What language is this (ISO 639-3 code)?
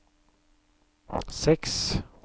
nor